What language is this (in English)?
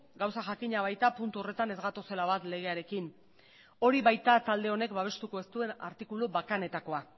Basque